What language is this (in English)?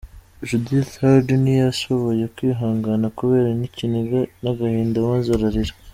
Kinyarwanda